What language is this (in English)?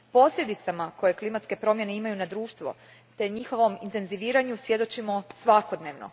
Croatian